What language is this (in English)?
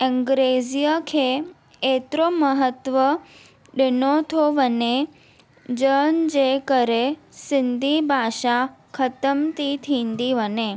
Sindhi